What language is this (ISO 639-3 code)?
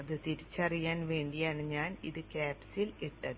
mal